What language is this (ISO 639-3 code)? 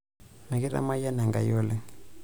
mas